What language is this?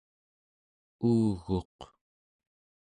Central Yupik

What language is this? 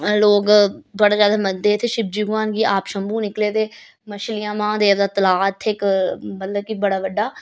Dogri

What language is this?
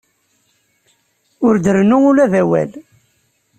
Kabyle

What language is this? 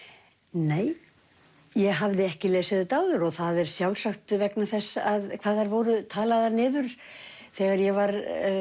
Icelandic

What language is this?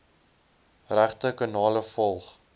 Afrikaans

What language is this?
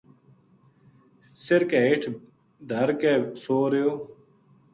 Gujari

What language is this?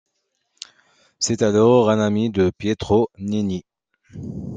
French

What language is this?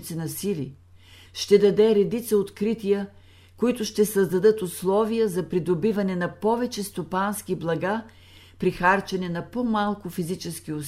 Bulgarian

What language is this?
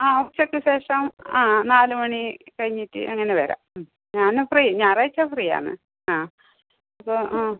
Malayalam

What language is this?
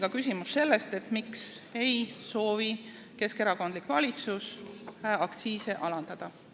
Estonian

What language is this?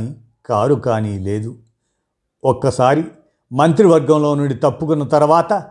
Telugu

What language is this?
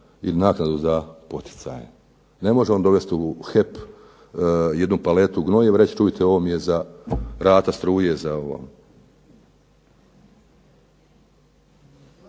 Croatian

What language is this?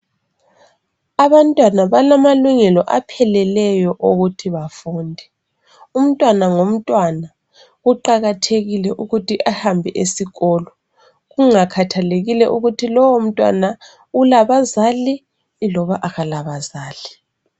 North Ndebele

